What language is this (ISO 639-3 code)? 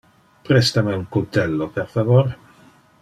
ina